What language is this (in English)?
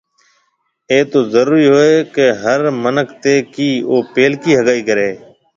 Marwari (Pakistan)